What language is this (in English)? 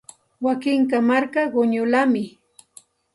Santa Ana de Tusi Pasco Quechua